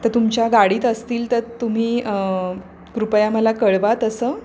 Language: Marathi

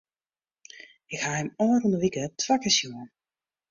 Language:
Western Frisian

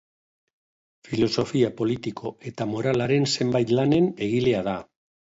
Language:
Basque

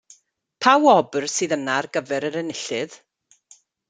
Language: Welsh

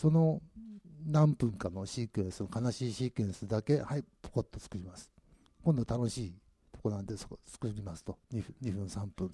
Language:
Japanese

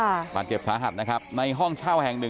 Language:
Thai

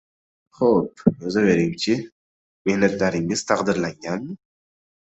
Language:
Uzbek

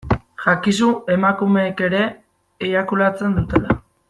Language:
Basque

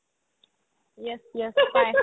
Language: Assamese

